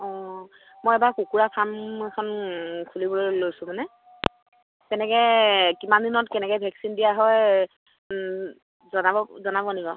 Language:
Assamese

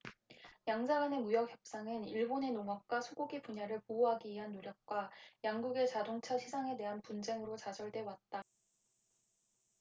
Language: Korean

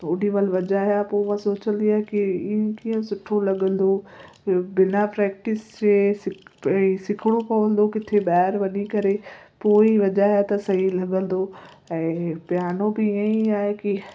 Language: Sindhi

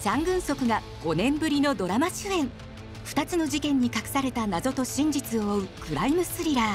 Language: Japanese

